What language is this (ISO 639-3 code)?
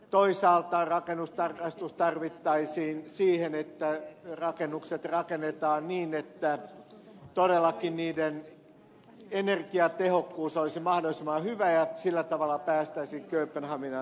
fin